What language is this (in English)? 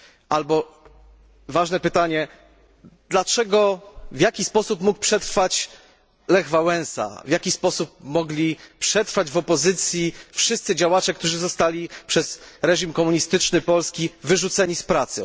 Polish